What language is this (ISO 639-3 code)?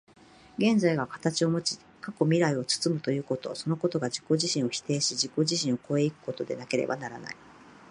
jpn